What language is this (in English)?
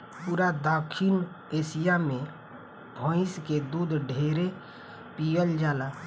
Bhojpuri